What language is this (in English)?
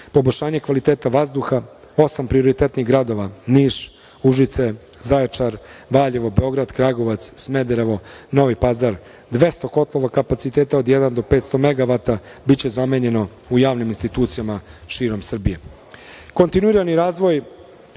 Serbian